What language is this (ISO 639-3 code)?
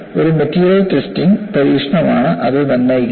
mal